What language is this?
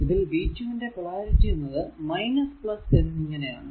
Malayalam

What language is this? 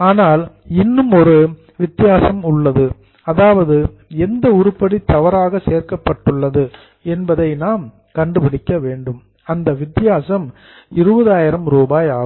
Tamil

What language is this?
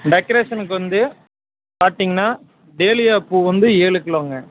Tamil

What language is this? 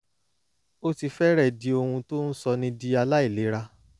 Yoruba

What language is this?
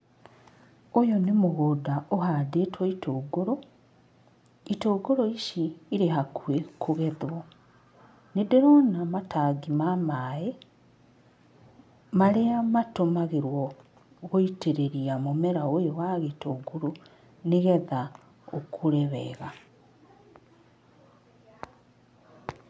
Kikuyu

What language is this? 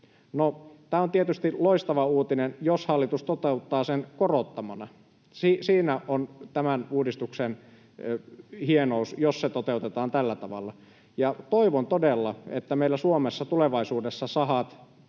Finnish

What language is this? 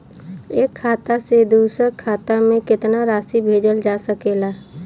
Bhojpuri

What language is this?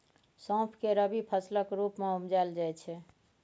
Maithili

